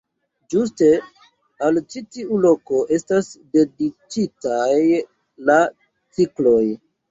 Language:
Esperanto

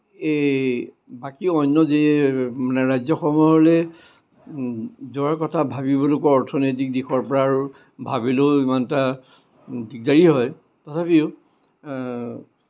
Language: Assamese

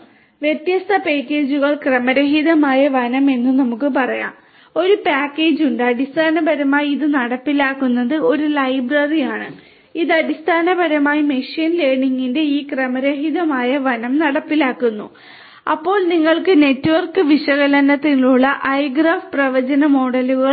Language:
Malayalam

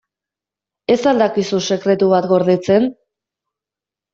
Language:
Basque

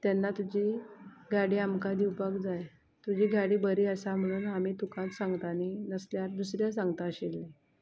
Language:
Konkani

